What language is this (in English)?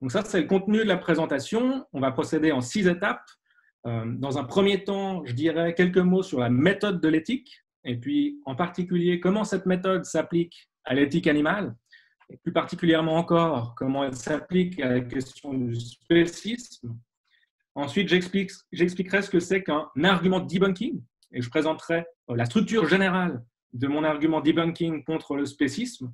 French